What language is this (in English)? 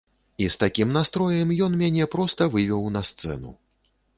Belarusian